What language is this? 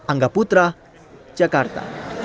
Indonesian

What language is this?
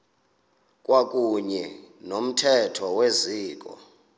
Xhosa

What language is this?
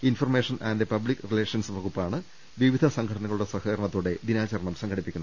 Malayalam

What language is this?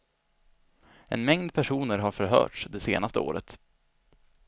Swedish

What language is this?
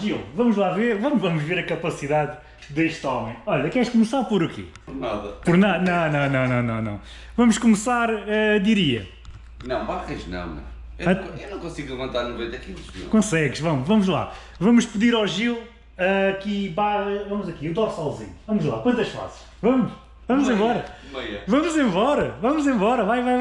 Portuguese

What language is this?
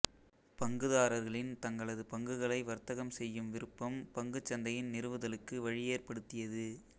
Tamil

